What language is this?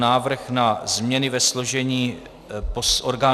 Czech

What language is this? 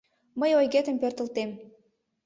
Mari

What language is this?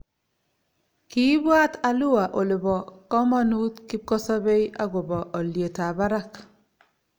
Kalenjin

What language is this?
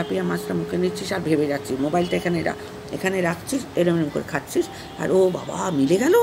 Romanian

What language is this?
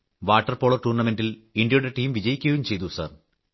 Malayalam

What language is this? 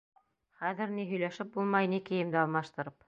Bashkir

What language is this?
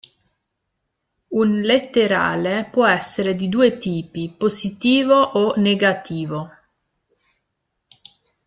Italian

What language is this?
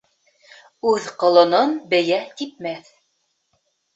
Bashkir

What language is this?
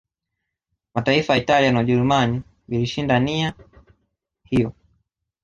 Swahili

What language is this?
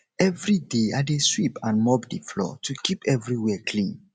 Nigerian Pidgin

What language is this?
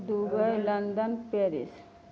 Maithili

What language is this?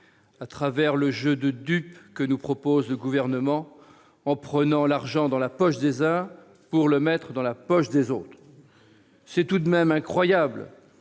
French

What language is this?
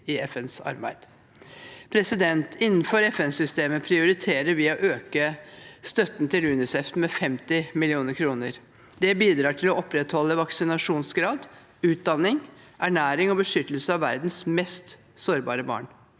Norwegian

